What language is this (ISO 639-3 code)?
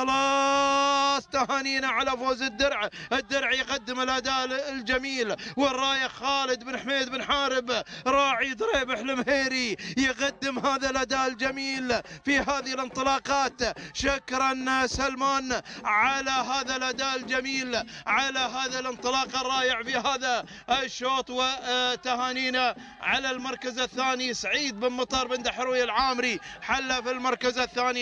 ara